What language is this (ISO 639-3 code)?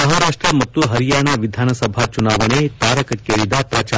kan